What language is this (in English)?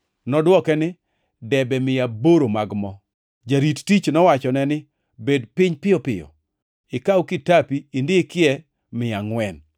Luo (Kenya and Tanzania)